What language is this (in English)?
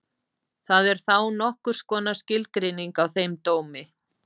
Icelandic